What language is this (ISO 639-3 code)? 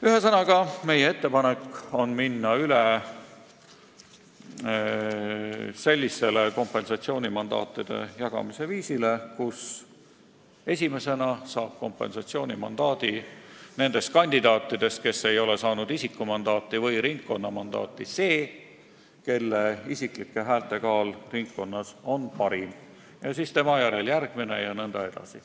est